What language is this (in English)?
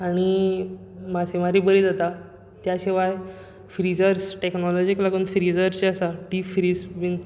Konkani